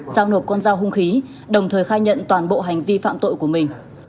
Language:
Vietnamese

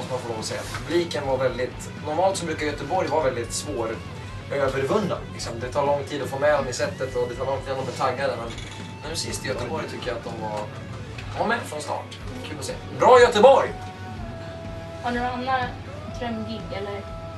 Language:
Swedish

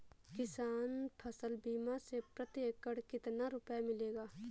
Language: Hindi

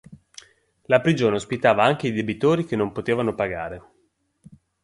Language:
Italian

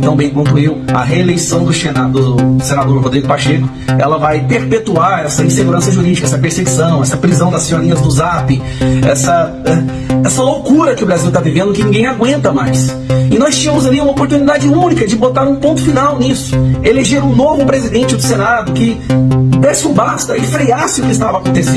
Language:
Portuguese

